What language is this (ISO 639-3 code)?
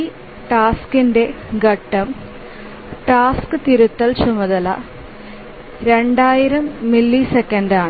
mal